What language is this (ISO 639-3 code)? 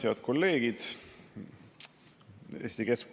est